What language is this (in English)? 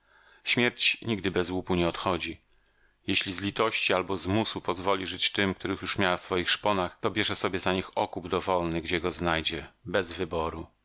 Polish